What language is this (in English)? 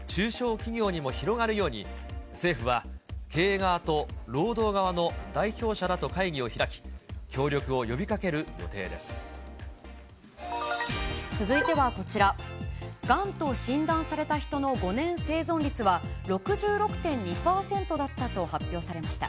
Japanese